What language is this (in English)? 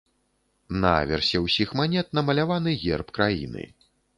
Belarusian